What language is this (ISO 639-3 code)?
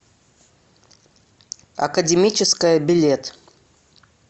rus